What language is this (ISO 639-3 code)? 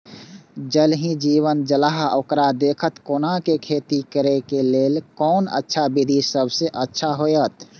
mai